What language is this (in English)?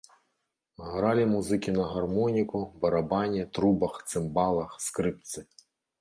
Belarusian